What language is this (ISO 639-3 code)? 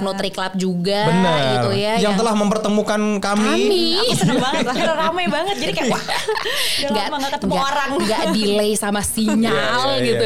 ind